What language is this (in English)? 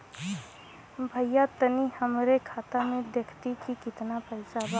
Bhojpuri